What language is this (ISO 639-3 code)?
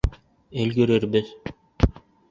bak